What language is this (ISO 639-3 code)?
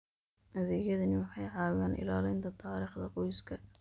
som